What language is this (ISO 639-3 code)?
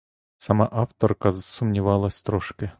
ukr